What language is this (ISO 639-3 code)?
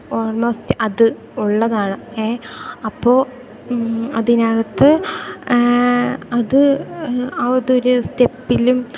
mal